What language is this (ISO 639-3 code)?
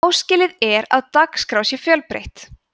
isl